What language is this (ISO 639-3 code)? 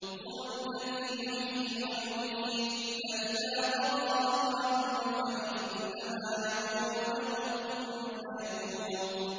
ara